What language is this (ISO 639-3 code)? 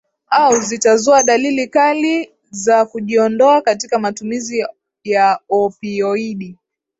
swa